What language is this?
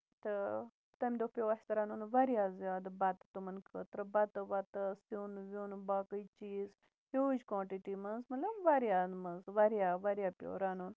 Kashmiri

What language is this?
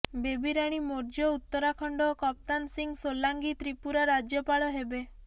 Odia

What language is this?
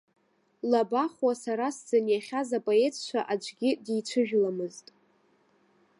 Abkhazian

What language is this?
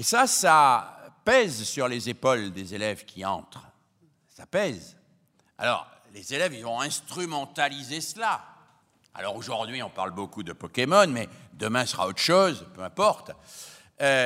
French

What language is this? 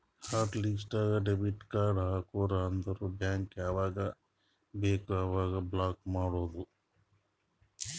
Kannada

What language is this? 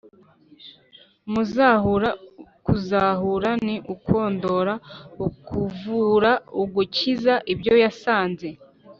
Kinyarwanda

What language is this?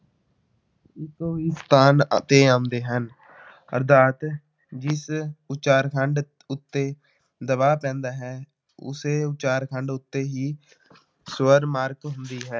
Punjabi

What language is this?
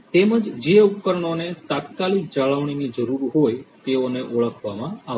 Gujarati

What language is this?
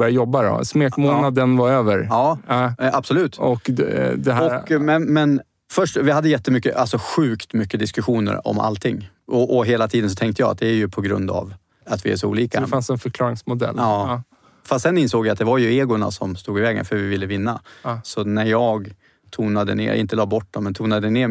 Swedish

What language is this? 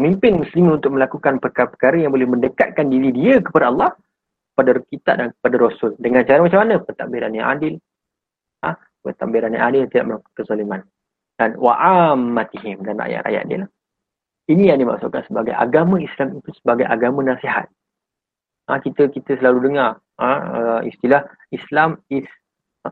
Malay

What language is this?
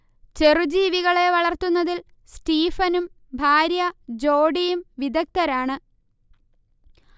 Malayalam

